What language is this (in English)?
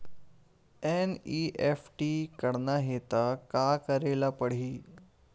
Chhattisgarhi